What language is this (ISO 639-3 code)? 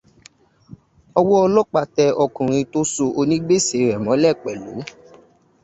yor